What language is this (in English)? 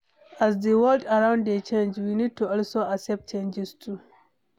Nigerian Pidgin